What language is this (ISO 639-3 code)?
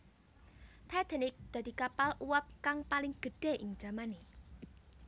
jav